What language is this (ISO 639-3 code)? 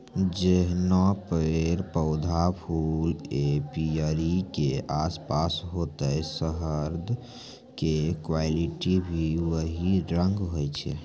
mai